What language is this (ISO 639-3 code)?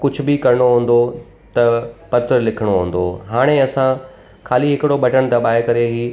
snd